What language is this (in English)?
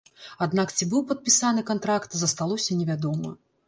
Belarusian